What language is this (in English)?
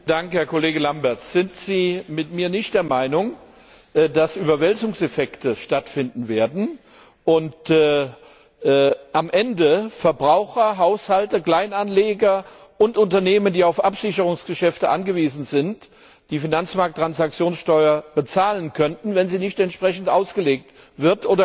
German